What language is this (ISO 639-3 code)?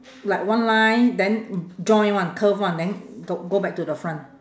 eng